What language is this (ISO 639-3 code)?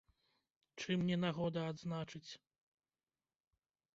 bel